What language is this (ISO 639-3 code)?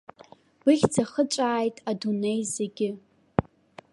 abk